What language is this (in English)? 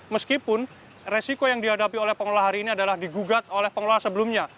Indonesian